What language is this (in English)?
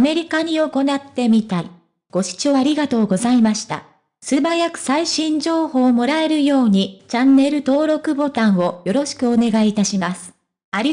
Japanese